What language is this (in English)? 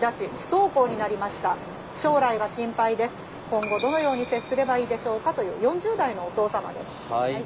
Japanese